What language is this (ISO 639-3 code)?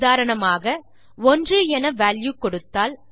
tam